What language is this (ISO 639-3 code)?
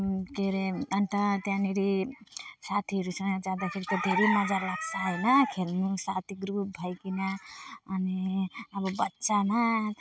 nep